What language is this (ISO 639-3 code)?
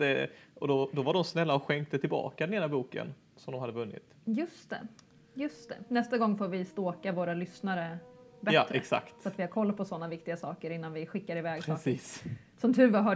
swe